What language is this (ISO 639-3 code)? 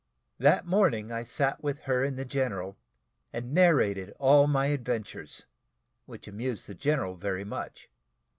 eng